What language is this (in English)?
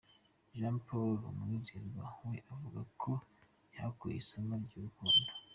Kinyarwanda